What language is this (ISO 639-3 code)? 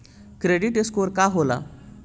bho